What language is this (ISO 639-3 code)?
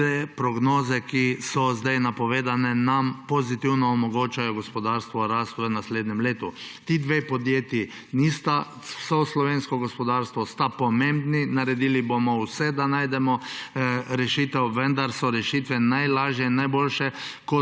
slv